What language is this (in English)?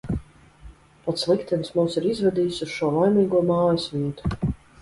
Latvian